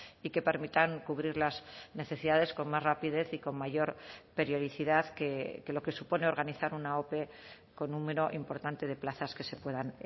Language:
Spanish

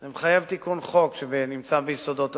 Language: Hebrew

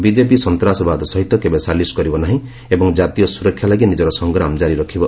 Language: Odia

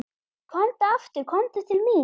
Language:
Icelandic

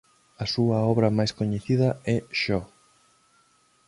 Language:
Galician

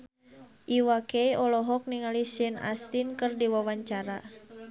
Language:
Sundanese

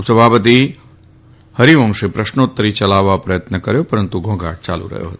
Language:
Gujarati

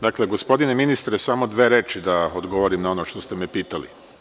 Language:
Serbian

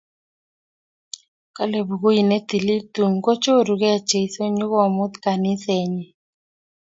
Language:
Kalenjin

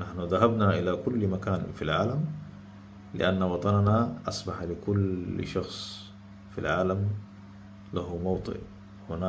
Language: Arabic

